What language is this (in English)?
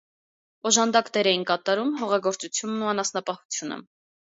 Armenian